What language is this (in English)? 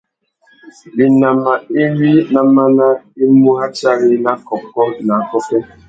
Tuki